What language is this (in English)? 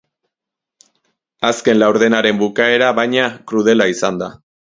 Basque